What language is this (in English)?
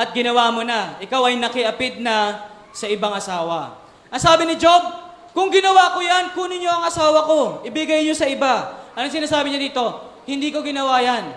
Filipino